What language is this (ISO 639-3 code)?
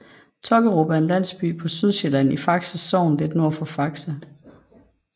dan